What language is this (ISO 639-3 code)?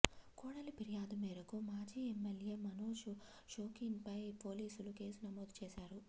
tel